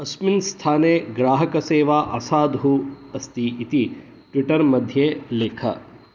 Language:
Sanskrit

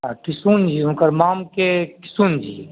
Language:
Maithili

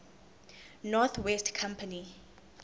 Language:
Zulu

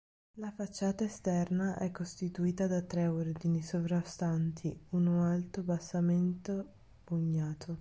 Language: Italian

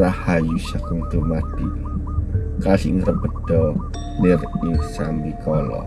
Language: Indonesian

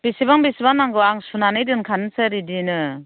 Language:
Bodo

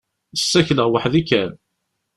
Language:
Kabyle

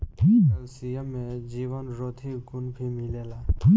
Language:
Bhojpuri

